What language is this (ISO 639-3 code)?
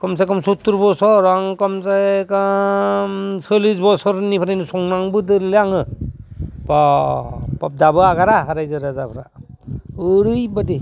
brx